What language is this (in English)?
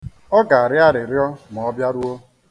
Igbo